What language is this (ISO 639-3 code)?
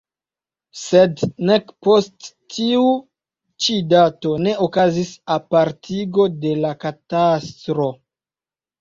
epo